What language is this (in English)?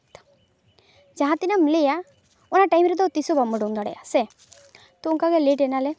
Santali